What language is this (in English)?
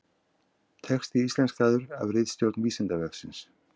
Icelandic